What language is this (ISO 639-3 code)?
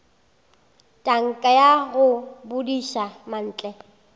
nso